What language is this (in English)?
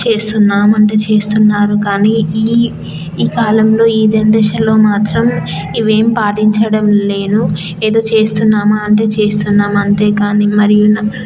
Telugu